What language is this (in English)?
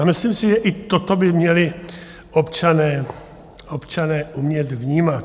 Czech